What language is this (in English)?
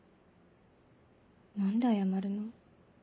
Japanese